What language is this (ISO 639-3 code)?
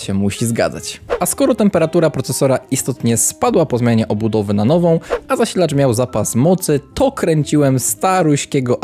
pol